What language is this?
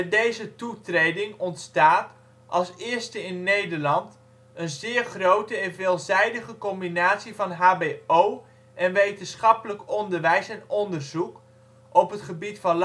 Dutch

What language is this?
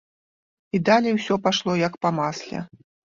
Belarusian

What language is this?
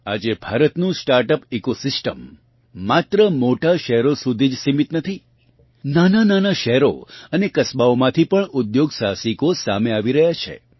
Gujarati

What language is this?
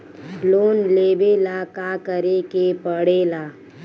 Bhojpuri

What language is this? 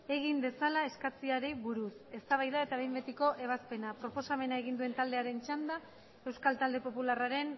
Basque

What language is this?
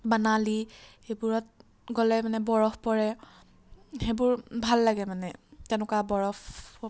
Assamese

